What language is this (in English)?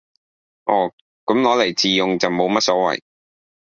Cantonese